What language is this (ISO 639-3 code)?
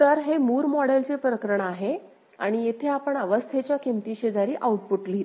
mar